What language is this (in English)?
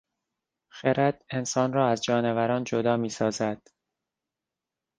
Persian